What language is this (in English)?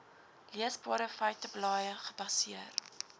Afrikaans